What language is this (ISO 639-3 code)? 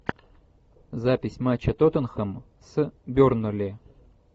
rus